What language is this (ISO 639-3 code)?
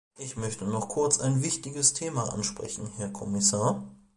deu